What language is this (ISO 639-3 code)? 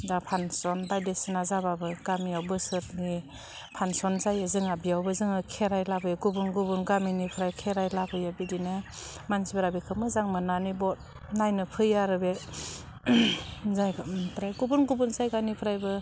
brx